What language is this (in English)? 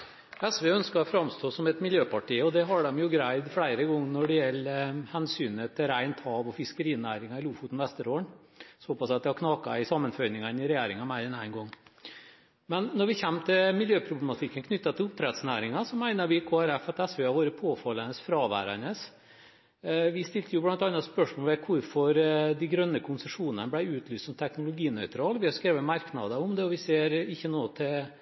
Norwegian